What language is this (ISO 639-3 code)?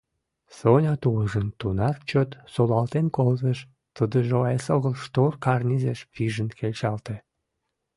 chm